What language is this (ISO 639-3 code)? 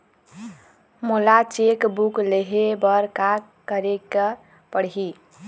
hne